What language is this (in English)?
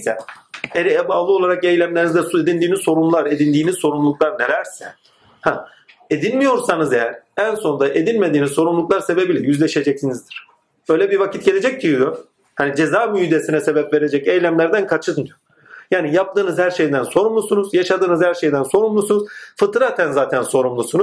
Turkish